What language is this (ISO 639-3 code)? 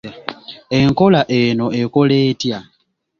lug